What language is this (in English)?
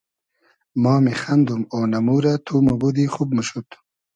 Hazaragi